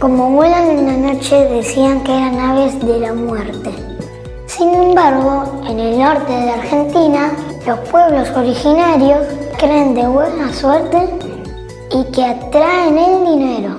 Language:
Spanish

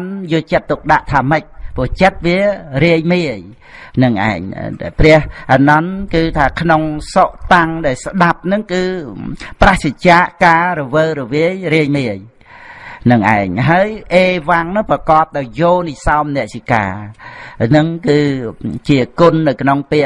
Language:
Vietnamese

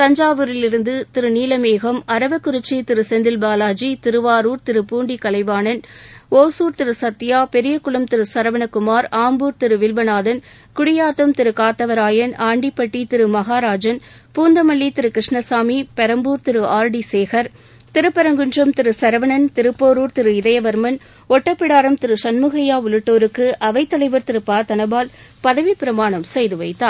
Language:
Tamil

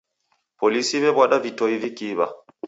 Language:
Taita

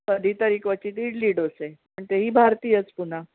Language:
Marathi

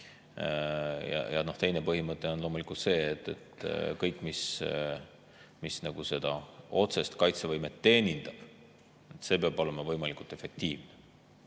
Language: Estonian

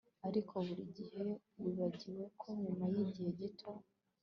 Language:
Kinyarwanda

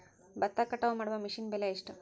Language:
Kannada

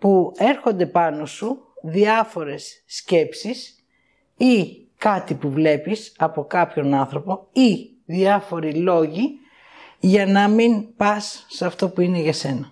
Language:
Greek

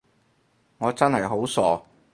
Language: Cantonese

